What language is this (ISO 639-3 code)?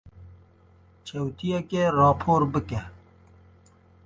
kur